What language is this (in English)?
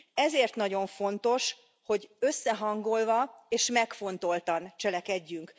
Hungarian